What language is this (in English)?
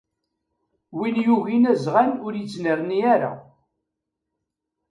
Kabyle